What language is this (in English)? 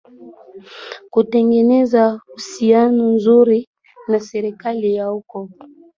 Swahili